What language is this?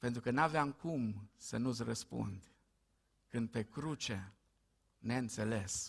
Romanian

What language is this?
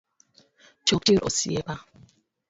Luo (Kenya and Tanzania)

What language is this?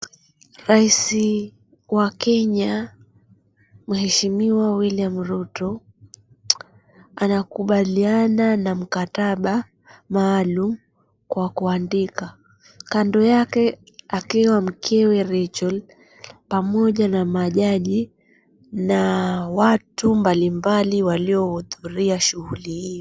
Swahili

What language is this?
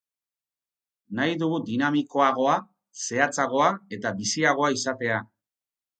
Basque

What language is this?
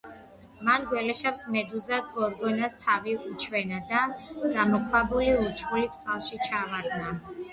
Georgian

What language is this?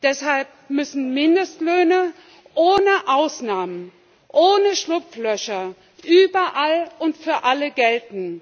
German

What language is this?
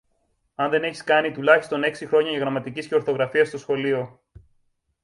Greek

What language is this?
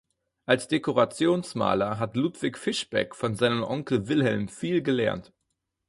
German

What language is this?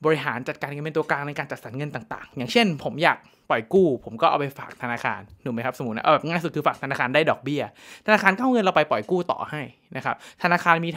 Thai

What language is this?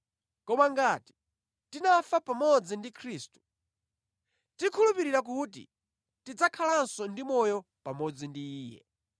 Nyanja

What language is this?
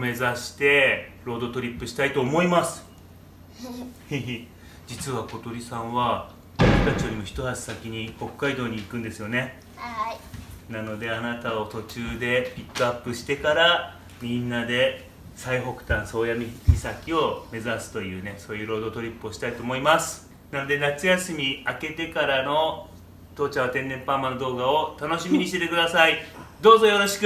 Japanese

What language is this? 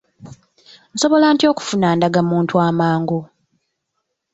Ganda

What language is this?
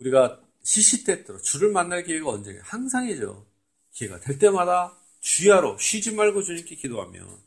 Korean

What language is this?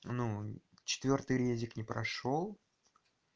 Russian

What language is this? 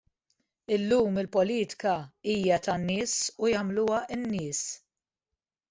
Maltese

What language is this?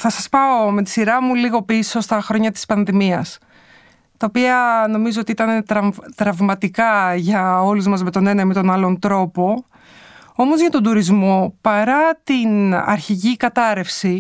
Greek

